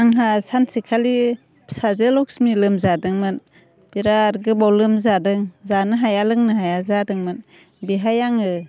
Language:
Bodo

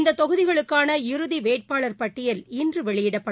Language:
Tamil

